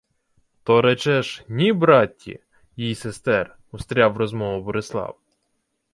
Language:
Ukrainian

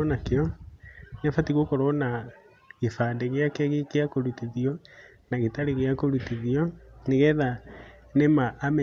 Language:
Kikuyu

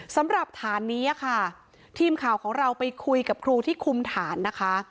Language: Thai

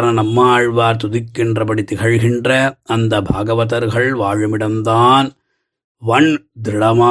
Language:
Tamil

